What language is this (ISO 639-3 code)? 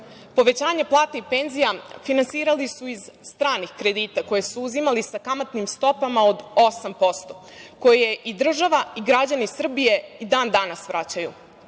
srp